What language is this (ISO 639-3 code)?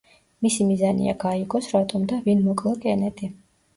kat